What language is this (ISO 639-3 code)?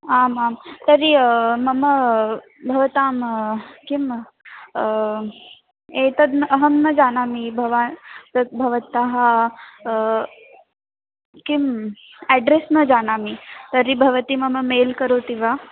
san